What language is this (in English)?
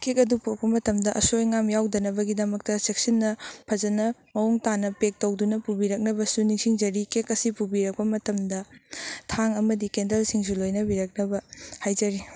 Manipuri